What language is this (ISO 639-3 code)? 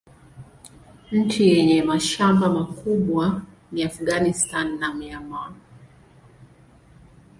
swa